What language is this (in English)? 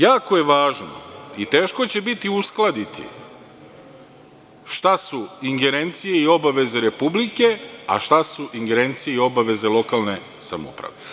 Serbian